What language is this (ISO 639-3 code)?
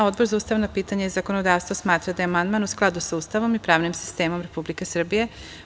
srp